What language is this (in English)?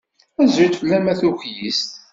Kabyle